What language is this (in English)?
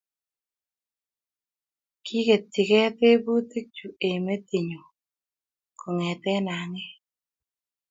Kalenjin